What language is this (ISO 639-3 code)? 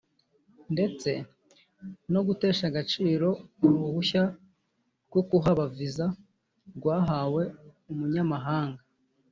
kin